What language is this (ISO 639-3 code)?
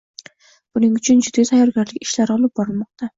uzb